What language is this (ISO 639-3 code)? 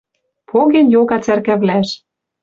mrj